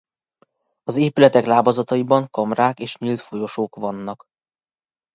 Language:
Hungarian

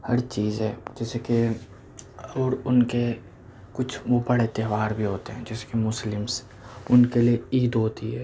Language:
Urdu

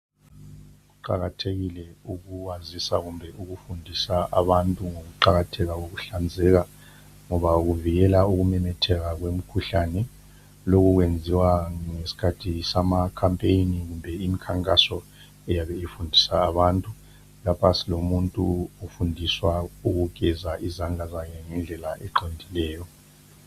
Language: North Ndebele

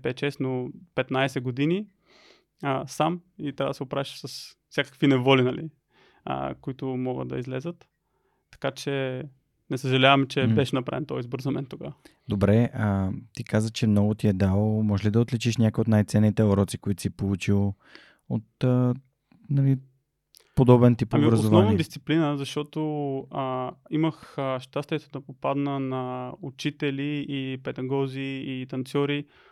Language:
Bulgarian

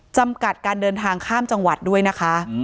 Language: Thai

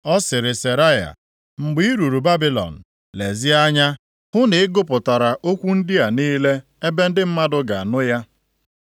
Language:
Igbo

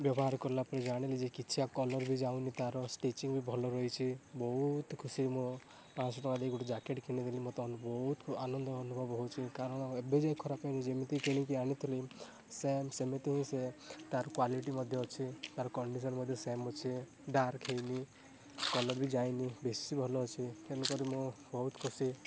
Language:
Odia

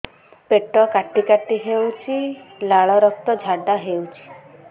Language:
Odia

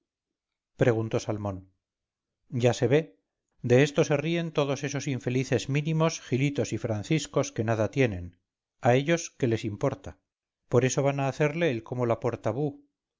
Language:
Spanish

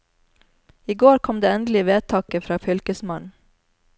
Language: Norwegian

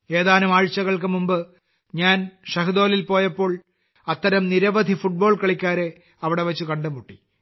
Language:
Malayalam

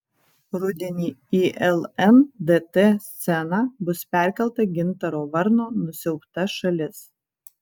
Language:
Lithuanian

